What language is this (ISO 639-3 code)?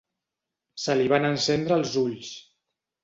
cat